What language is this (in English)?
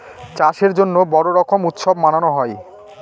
Bangla